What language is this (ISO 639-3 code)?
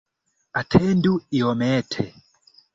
epo